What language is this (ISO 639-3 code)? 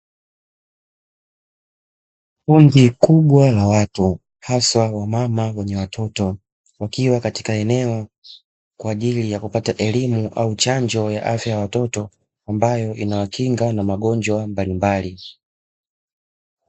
swa